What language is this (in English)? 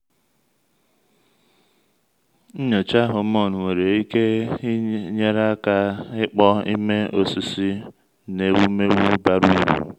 Igbo